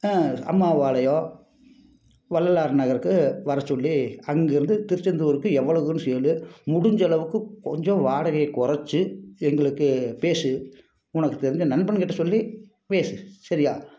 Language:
Tamil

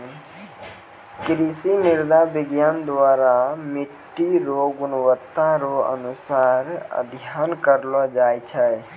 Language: Maithili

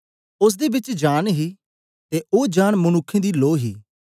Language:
Dogri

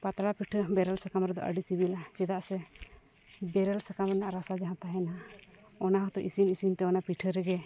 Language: Santali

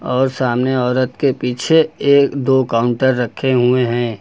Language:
Hindi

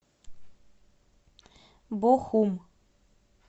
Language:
Russian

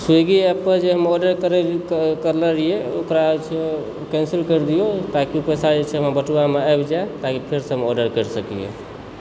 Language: Maithili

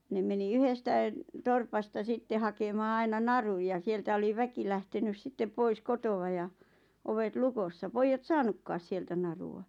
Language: Finnish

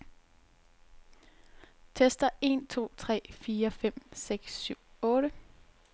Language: Danish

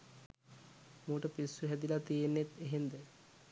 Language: Sinhala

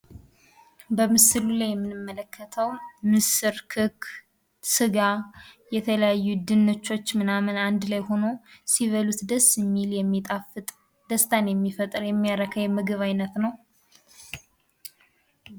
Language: Amharic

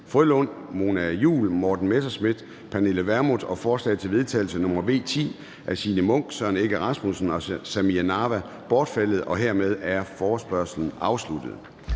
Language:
Danish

